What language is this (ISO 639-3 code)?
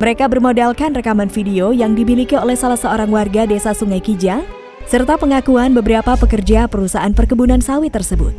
ind